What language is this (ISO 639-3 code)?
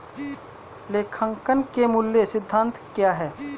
hin